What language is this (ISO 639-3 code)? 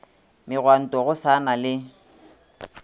nso